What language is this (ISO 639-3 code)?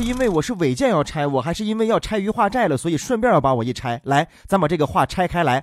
zho